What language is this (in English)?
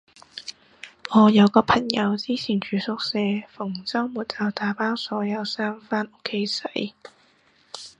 Cantonese